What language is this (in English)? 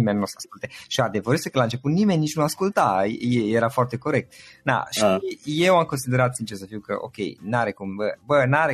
Romanian